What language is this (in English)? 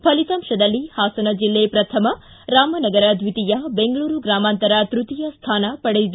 Kannada